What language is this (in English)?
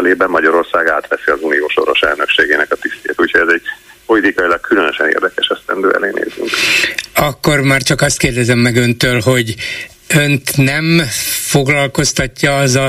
Hungarian